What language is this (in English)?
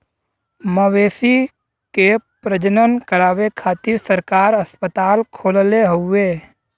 Bhojpuri